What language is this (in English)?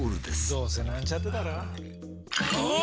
Japanese